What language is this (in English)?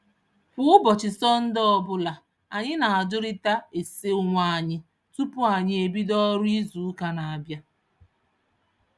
Igbo